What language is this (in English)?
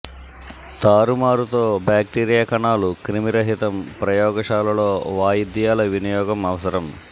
Telugu